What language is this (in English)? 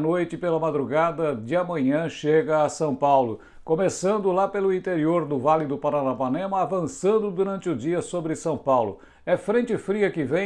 Portuguese